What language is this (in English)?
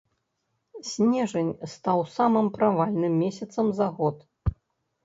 Belarusian